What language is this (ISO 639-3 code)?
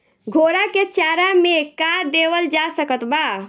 bho